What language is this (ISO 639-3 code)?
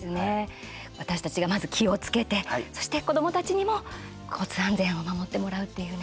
jpn